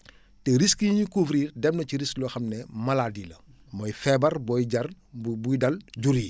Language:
Wolof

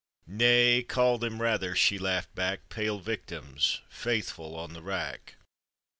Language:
English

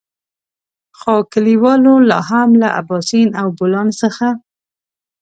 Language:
Pashto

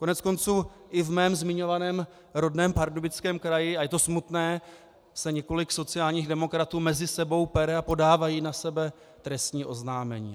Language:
Czech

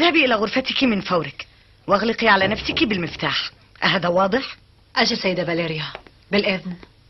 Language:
Arabic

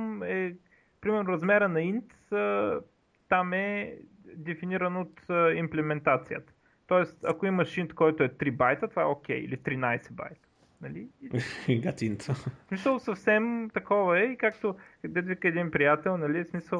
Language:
Bulgarian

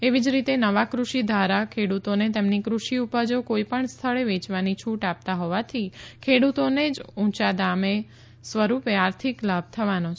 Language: Gujarati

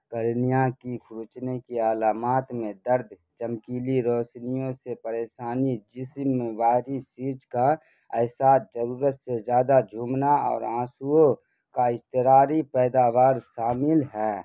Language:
Urdu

